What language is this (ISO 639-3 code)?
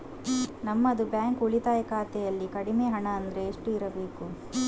kan